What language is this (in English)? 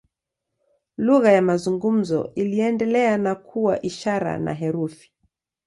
Swahili